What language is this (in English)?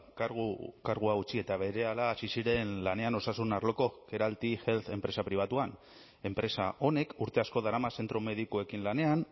Basque